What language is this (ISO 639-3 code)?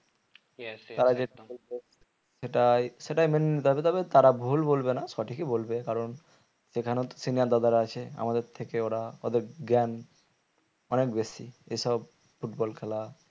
ben